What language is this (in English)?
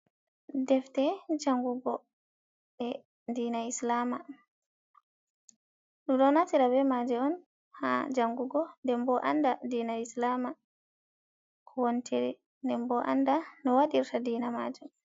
Fula